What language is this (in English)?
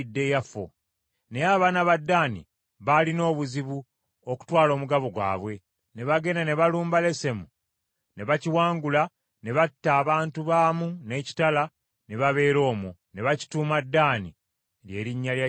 Ganda